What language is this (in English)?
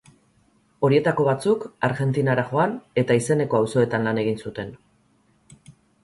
Basque